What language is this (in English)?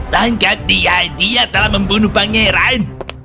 Indonesian